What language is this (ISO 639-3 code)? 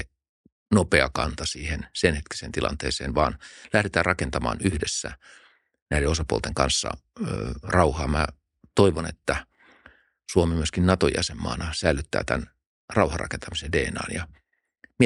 fin